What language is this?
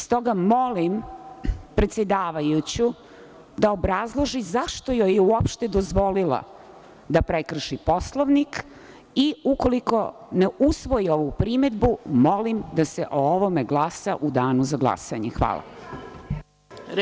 Serbian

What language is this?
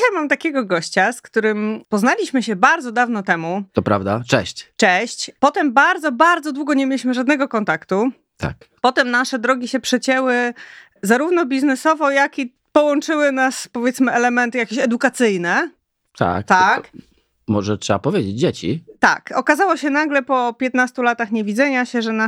Polish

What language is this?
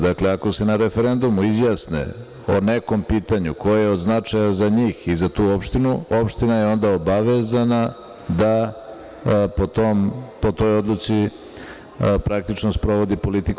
Serbian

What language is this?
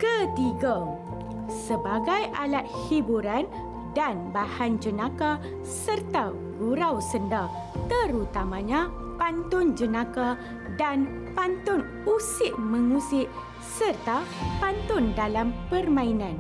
Malay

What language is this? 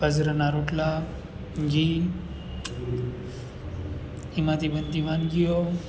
Gujarati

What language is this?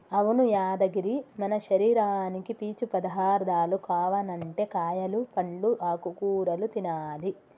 Telugu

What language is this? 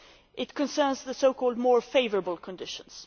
English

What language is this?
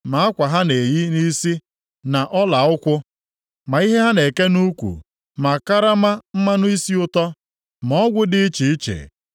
Igbo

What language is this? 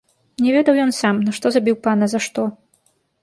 Belarusian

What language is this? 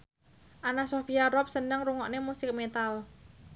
Javanese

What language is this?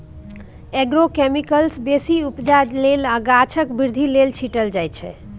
Maithili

